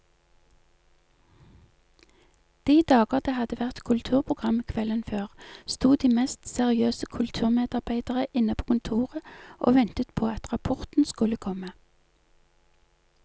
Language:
Norwegian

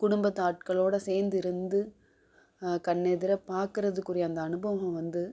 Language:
Tamil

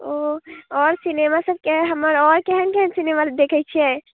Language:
Maithili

